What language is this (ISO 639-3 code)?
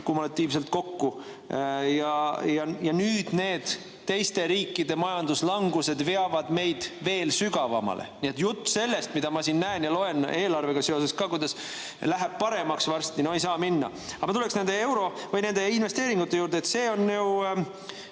est